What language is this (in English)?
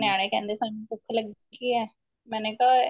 Punjabi